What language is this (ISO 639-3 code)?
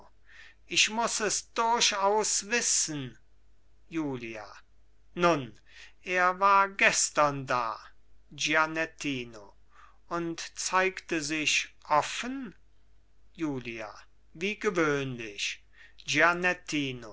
deu